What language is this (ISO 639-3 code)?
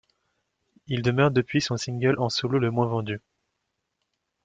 fra